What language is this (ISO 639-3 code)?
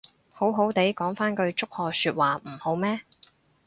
yue